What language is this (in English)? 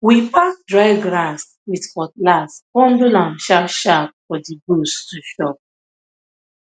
Nigerian Pidgin